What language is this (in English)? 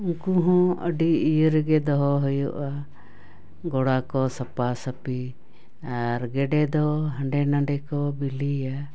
Santali